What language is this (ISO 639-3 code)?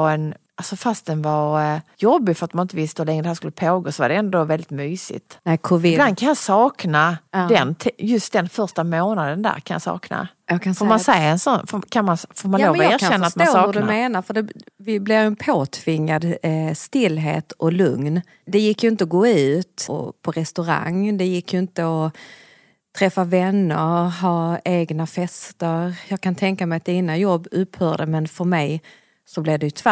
swe